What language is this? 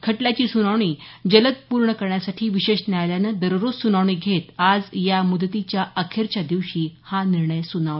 Marathi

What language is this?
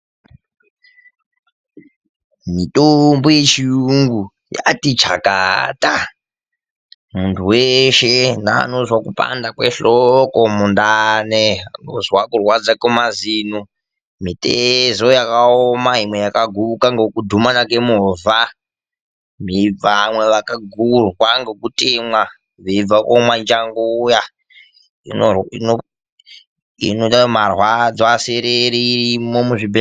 Ndau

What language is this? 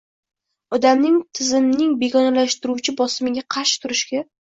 Uzbek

